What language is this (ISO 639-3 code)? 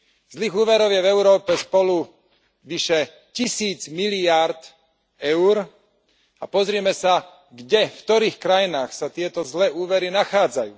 slk